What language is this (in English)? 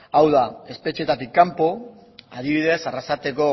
Basque